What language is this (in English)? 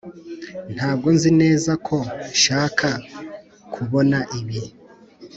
Kinyarwanda